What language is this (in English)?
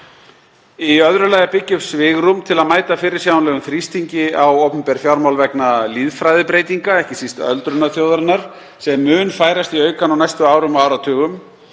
Icelandic